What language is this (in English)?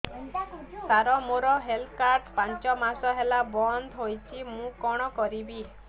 Odia